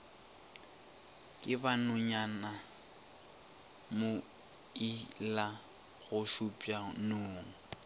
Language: Northern Sotho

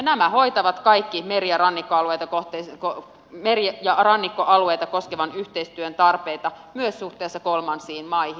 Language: Finnish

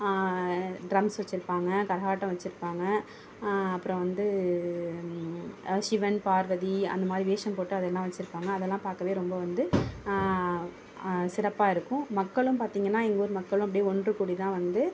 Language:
Tamil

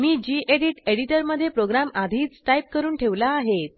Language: Marathi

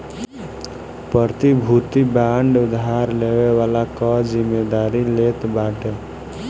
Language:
Bhojpuri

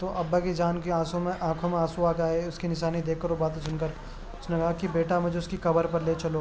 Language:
Urdu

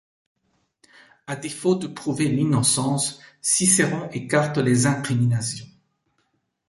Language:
French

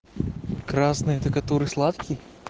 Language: Russian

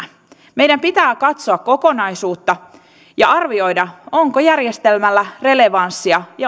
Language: Finnish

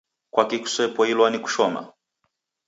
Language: Taita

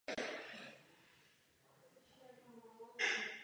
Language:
Czech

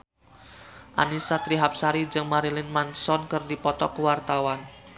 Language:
Sundanese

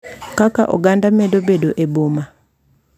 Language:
Luo (Kenya and Tanzania)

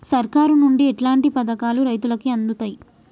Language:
Telugu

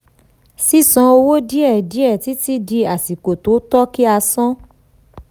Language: Yoruba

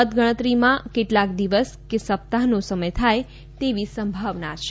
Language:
Gujarati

